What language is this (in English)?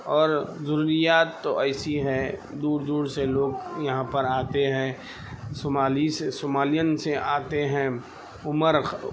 Urdu